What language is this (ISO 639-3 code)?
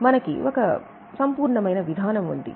tel